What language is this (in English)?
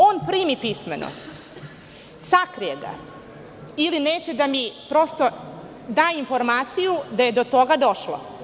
Serbian